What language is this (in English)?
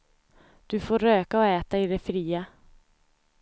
Swedish